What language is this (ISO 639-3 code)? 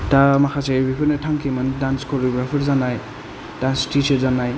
brx